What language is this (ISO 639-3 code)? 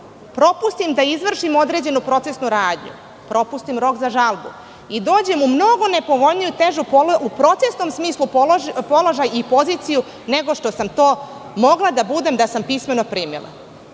srp